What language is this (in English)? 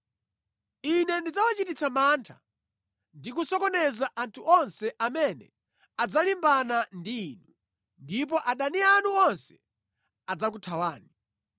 Nyanja